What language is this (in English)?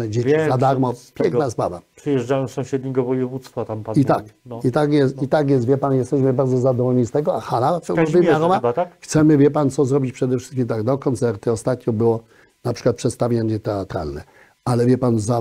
Polish